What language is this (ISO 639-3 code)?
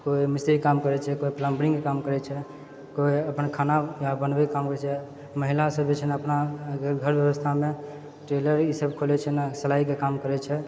mai